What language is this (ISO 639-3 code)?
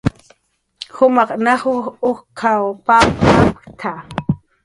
jqr